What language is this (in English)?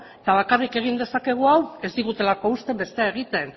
Basque